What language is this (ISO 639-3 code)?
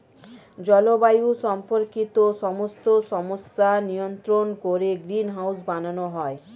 ben